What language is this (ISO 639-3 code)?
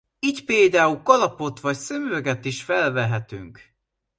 hun